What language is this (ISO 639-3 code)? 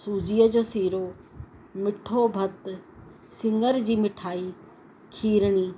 snd